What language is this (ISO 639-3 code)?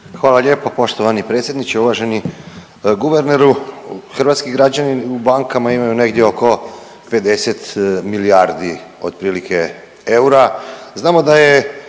hrv